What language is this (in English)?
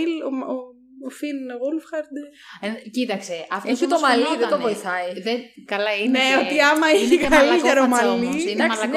Greek